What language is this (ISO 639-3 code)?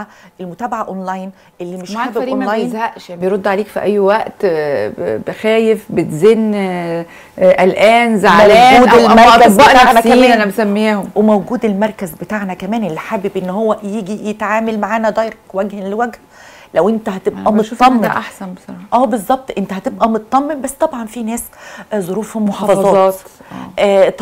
ara